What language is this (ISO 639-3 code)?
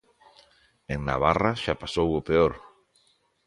glg